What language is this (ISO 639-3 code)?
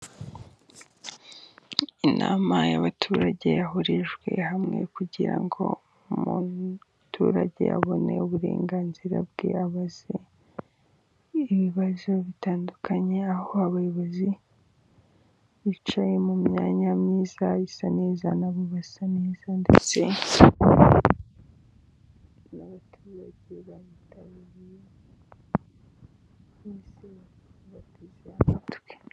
kin